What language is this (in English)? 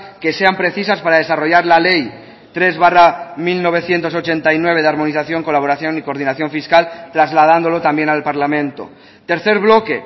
Spanish